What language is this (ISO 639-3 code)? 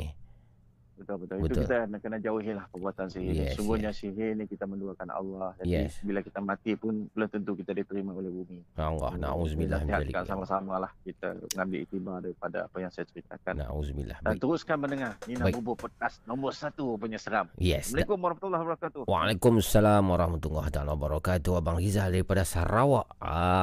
msa